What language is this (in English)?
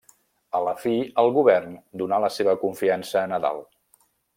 Catalan